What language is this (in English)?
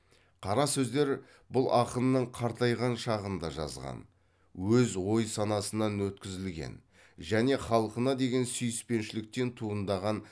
Kazakh